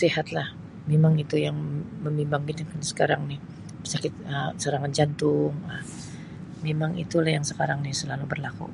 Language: Sabah Malay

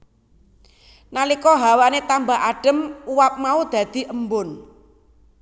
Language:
Javanese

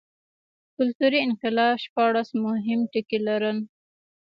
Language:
Pashto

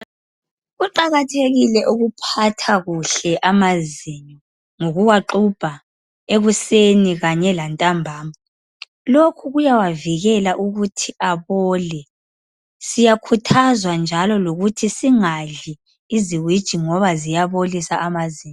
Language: North Ndebele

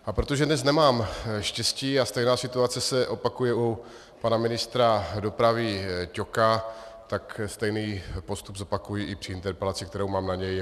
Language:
Czech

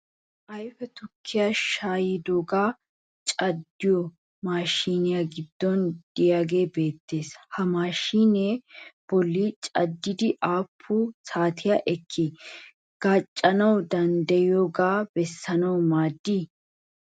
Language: Wolaytta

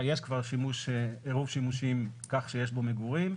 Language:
Hebrew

